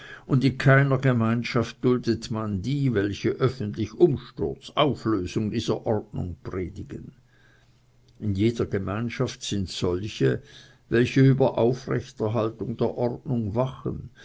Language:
German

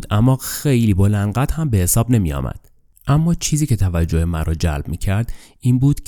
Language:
Persian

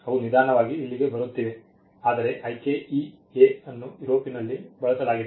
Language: Kannada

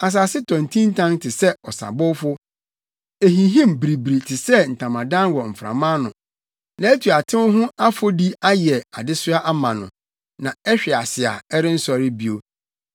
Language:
Akan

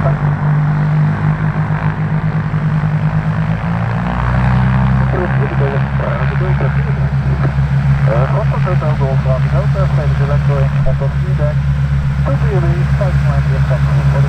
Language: Dutch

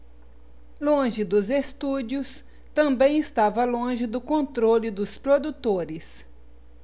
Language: Portuguese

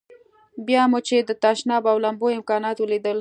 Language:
Pashto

